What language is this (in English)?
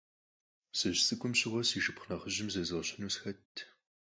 Kabardian